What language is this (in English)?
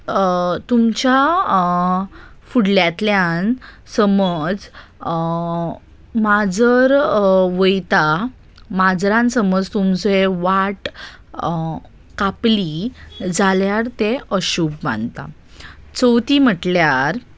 Konkani